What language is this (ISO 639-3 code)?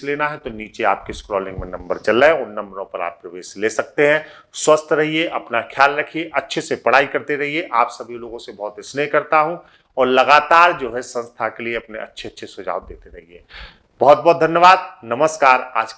hin